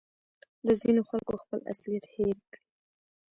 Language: Pashto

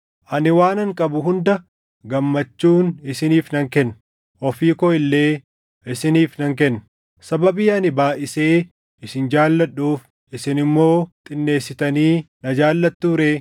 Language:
Oromo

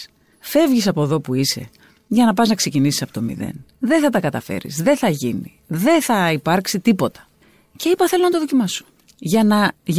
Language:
Greek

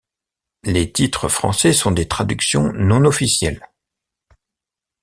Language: French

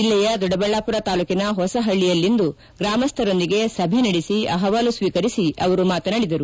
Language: Kannada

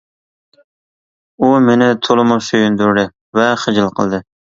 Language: Uyghur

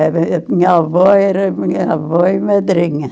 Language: Portuguese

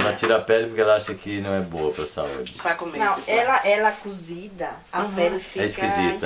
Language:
Portuguese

